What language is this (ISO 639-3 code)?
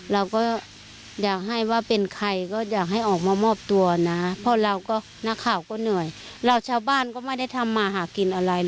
tha